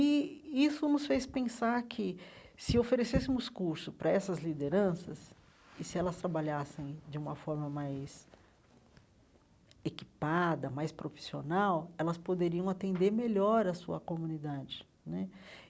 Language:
Portuguese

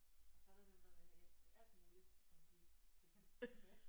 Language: Danish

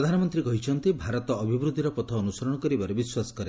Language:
Odia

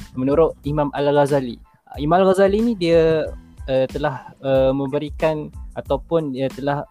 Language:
Malay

